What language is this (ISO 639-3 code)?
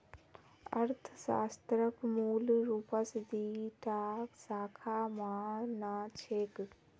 mag